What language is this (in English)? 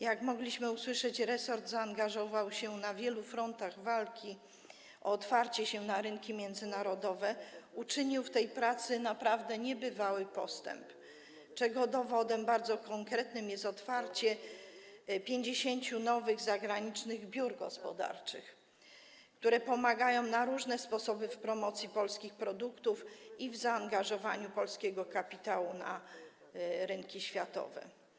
Polish